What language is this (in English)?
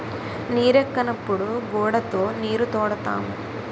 Telugu